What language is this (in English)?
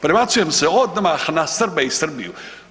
Croatian